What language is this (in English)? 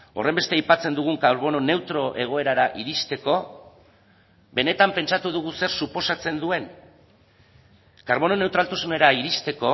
Basque